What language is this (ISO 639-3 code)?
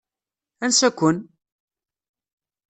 kab